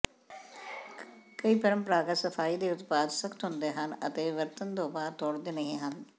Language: Punjabi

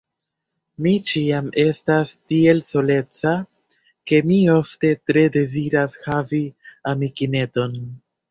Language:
Esperanto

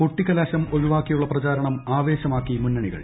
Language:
Malayalam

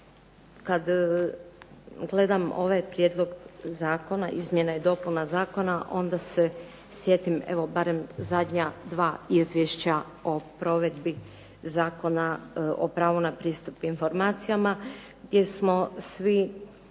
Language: Croatian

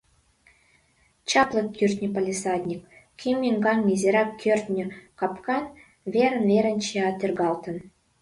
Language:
Mari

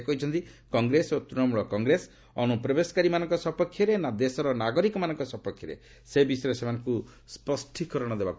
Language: Odia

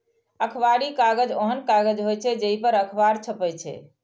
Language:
Maithili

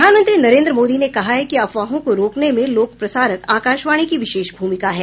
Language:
Hindi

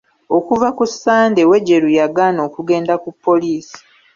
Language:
Ganda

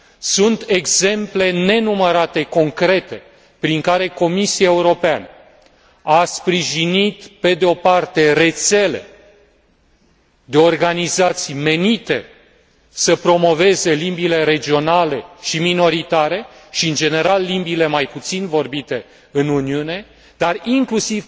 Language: Romanian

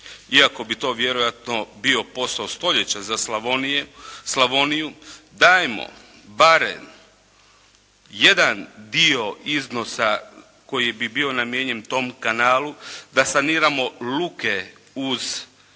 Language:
Croatian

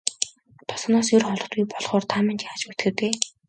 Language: Mongolian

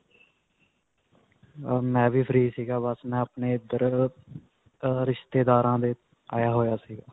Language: Punjabi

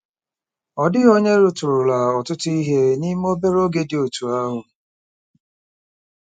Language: Igbo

